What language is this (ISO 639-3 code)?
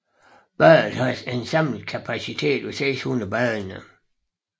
dan